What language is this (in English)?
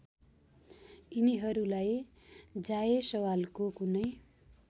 Nepali